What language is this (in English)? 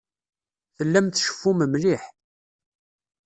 Kabyle